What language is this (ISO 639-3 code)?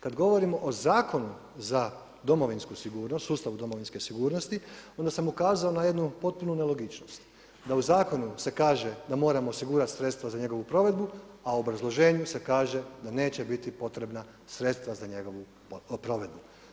hrv